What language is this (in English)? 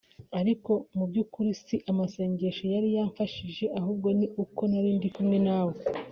Kinyarwanda